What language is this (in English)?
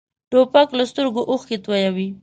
Pashto